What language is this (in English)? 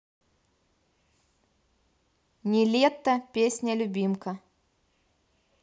Russian